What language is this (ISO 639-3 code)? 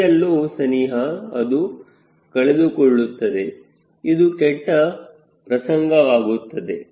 kan